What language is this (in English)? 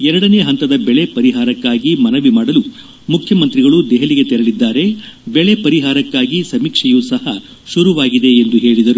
Kannada